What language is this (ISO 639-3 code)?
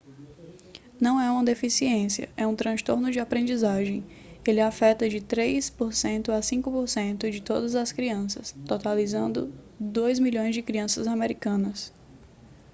por